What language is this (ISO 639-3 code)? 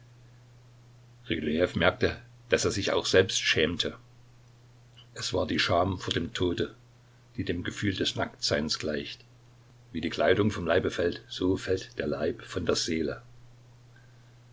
deu